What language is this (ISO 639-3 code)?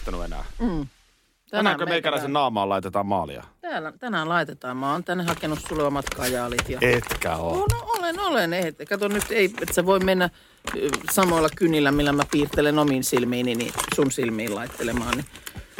fin